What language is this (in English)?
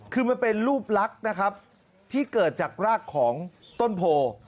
Thai